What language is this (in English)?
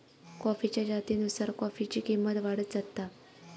Marathi